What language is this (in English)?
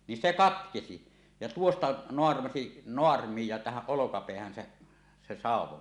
Finnish